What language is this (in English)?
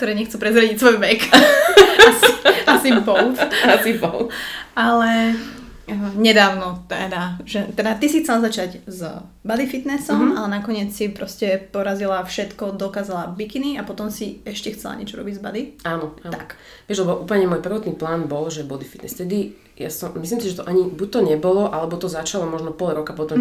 Slovak